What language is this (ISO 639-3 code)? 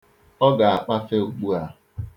ibo